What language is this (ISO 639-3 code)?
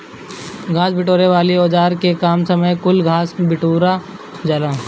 bho